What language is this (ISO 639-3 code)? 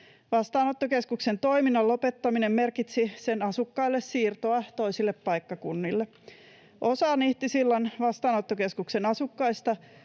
fin